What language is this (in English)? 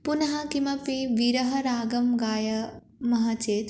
Sanskrit